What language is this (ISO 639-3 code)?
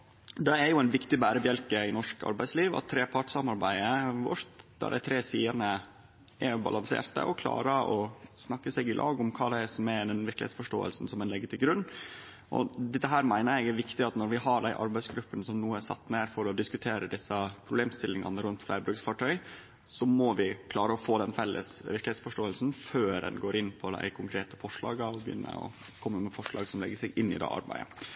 nno